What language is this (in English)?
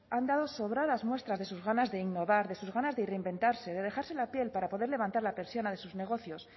Spanish